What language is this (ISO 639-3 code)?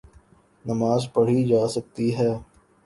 urd